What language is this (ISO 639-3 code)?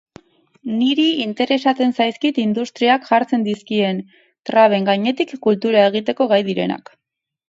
eus